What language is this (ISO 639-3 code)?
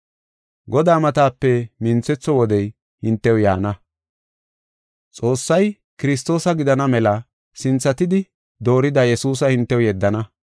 gof